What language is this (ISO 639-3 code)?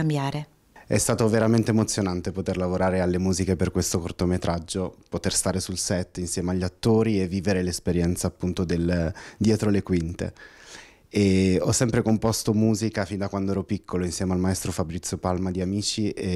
ita